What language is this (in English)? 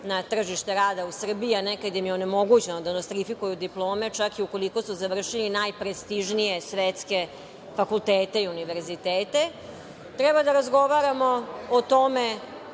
Serbian